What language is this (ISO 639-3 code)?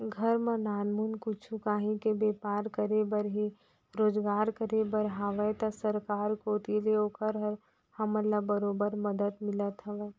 hne